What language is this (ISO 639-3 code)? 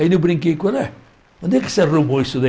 por